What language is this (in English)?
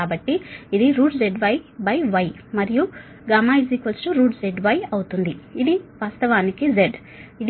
Telugu